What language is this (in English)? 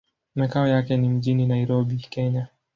Swahili